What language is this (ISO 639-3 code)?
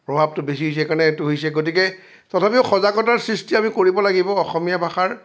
asm